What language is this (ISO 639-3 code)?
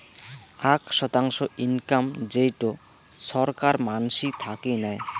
ben